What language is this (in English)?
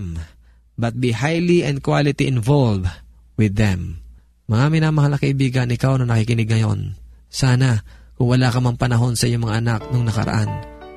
Filipino